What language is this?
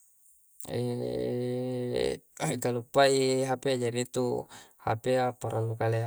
Coastal Konjo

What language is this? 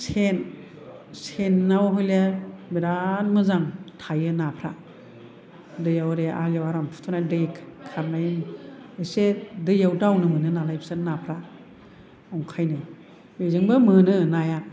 Bodo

